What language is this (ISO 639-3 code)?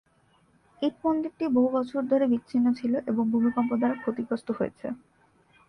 ben